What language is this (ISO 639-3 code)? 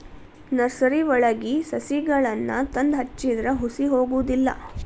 kan